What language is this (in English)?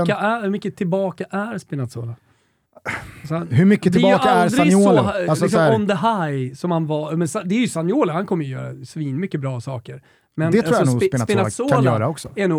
Swedish